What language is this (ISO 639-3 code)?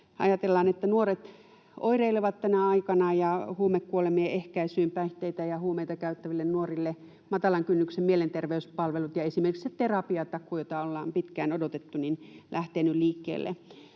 fin